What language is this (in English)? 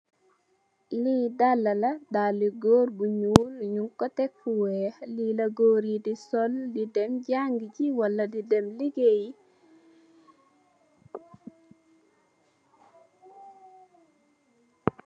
Wolof